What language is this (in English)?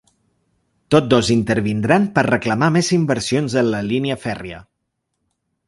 Catalan